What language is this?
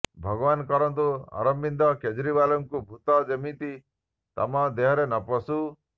Odia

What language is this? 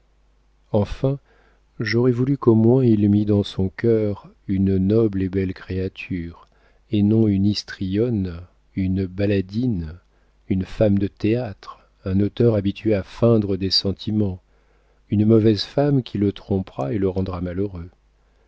French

